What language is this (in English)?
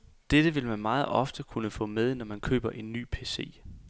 Danish